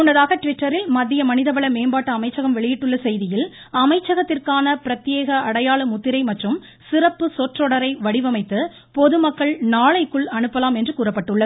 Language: Tamil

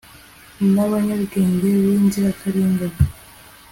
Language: Kinyarwanda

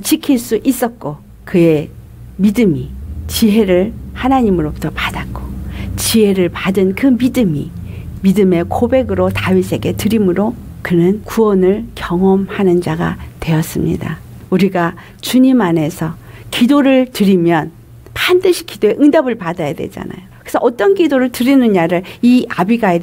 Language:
Korean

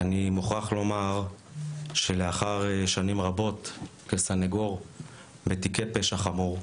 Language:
Hebrew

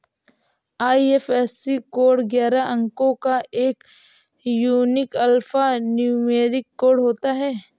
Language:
Hindi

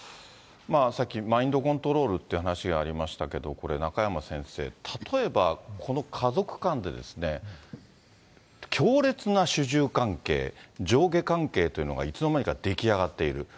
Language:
Japanese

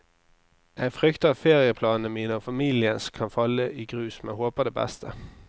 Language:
Norwegian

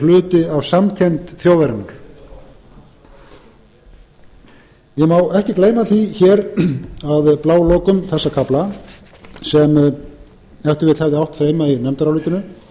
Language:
Icelandic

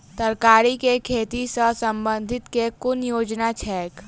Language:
Maithili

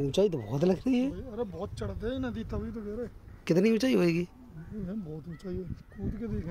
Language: Hindi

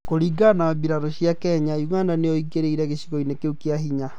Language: Kikuyu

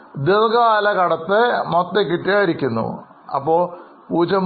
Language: Malayalam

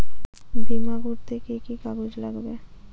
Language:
Bangla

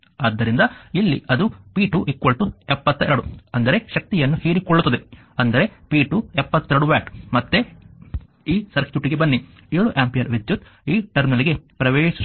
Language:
Kannada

